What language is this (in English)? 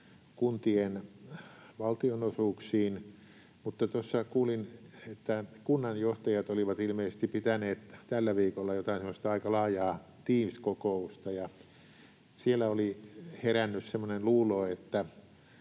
Finnish